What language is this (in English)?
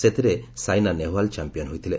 Odia